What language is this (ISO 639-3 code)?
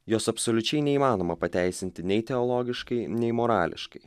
lit